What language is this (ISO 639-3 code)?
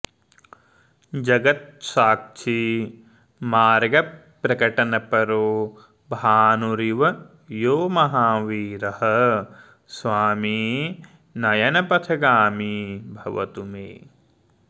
san